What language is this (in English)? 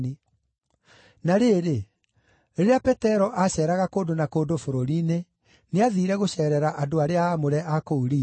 Kikuyu